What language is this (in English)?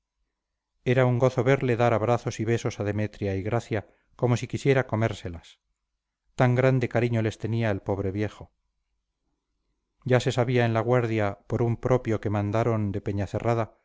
Spanish